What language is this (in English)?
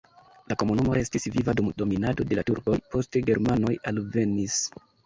Esperanto